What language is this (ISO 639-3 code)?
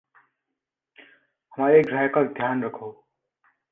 hin